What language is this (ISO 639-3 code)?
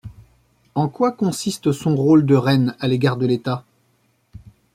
fra